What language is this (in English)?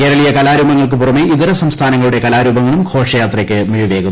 Malayalam